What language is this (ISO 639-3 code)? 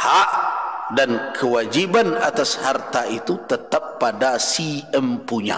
ind